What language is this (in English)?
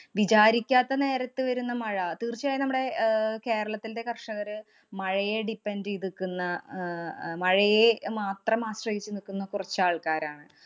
Malayalam